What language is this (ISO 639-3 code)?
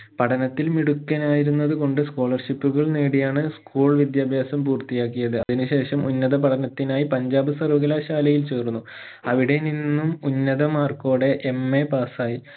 mal